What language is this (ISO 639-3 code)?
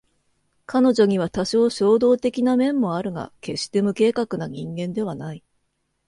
jpn